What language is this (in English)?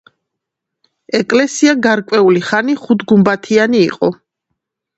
Georgian